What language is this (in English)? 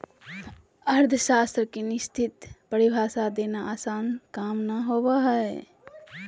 Magahi